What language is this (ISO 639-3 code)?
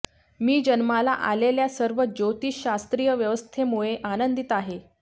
mar